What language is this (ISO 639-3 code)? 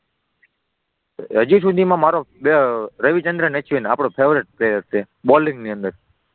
guj